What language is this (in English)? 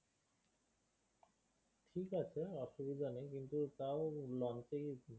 Bangla